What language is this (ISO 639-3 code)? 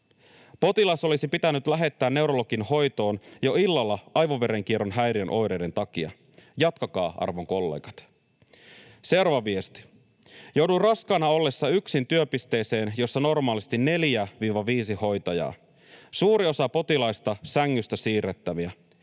fin